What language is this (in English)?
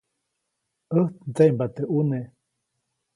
Copainalá Zoque